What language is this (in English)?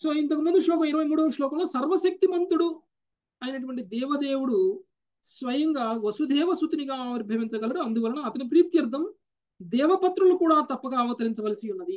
Telugu